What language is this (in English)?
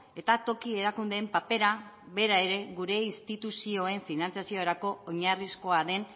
Basque